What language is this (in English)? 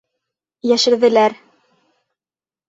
Bashkir